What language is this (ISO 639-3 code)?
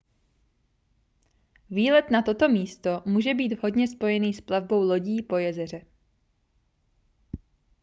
ces